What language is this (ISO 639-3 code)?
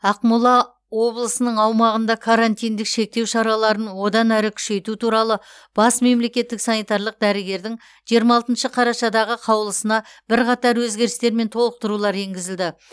kaz